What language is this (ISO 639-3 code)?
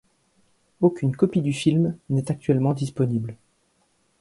fra